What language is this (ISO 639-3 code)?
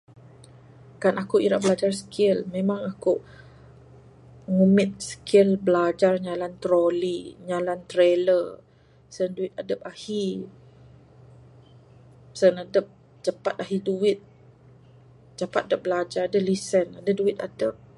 sdo